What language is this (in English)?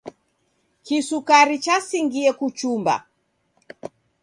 Taita